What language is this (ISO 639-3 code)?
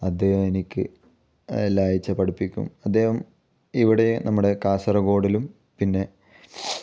mal